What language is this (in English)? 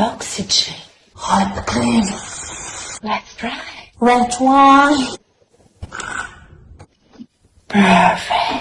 English